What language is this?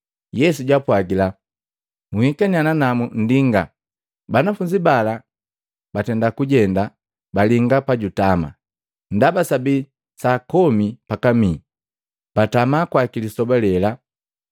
Matengo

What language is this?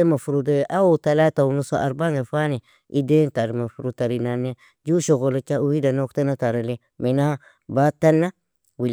Nobiin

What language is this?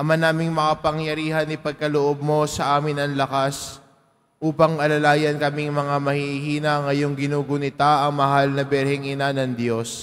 Filipino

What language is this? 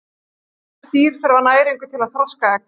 Icelandic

